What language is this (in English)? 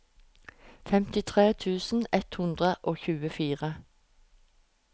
Norwegian